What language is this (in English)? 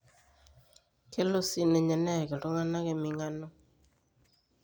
Masai